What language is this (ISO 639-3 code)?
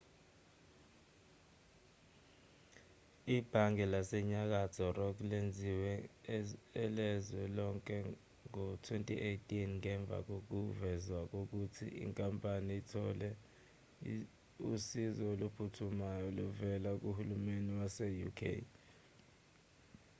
zul